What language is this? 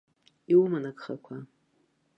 Abkhazian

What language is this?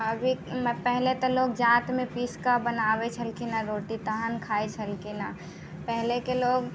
Maithili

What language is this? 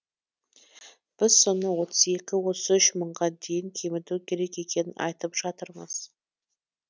Kazakh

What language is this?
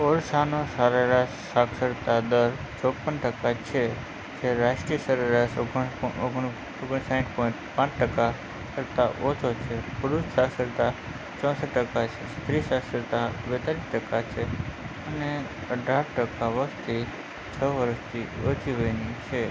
Gujarati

